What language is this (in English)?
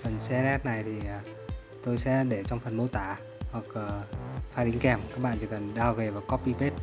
Vietnamese